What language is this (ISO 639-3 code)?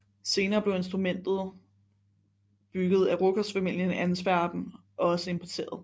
dan